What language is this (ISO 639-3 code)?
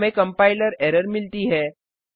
hin